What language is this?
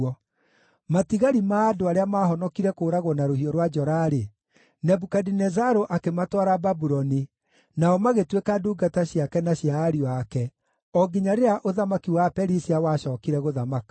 Kikuyu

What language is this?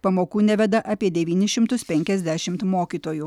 Lithuanian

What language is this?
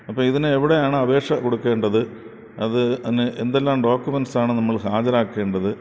Malayalam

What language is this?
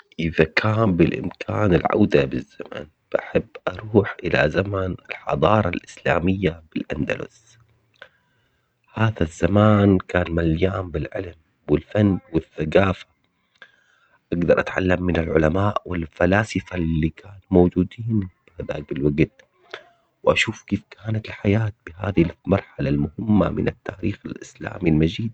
Omani Arabic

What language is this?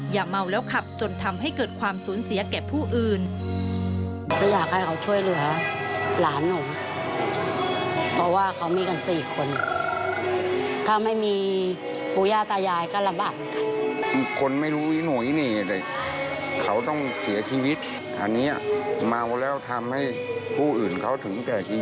Thai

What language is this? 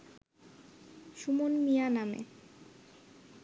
Bangla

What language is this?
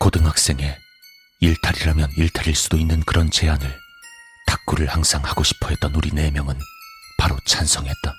Korean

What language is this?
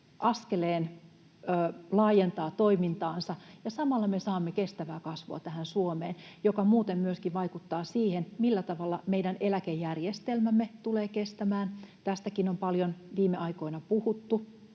Finnish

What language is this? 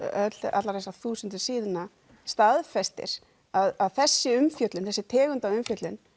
Icelandic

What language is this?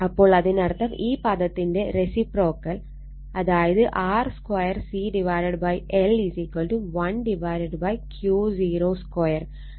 Malayalam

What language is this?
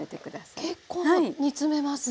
Japanese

